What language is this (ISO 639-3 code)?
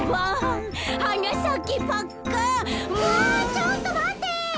jpn